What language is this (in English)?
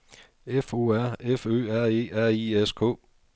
Danish